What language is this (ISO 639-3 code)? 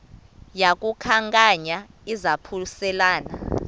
xho